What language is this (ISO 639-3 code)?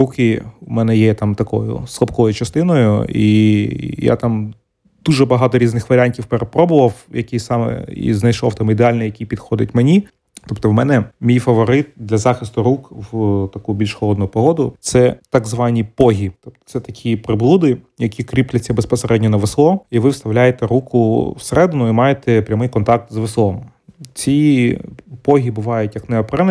ukr